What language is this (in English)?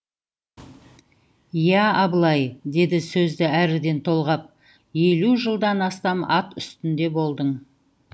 Kazakh